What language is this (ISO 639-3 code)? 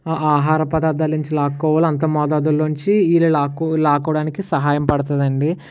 tel